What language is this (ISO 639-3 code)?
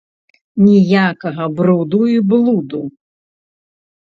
bel